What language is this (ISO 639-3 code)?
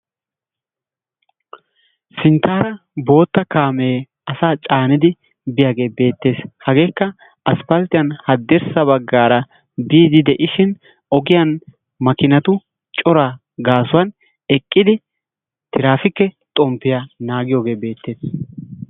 wal